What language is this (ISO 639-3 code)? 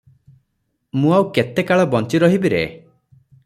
ori